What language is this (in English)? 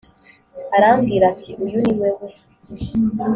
Kinyarwanda